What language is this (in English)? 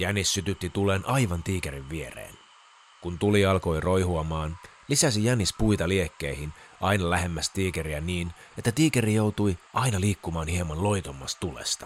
Finnish